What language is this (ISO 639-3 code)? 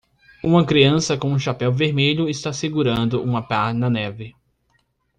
por